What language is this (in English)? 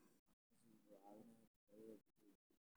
Somali